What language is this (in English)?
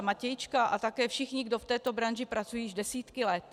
Czech